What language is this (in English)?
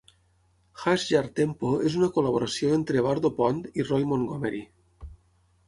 Catalan